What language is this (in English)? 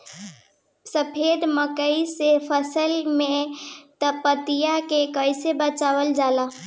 Bhojpuri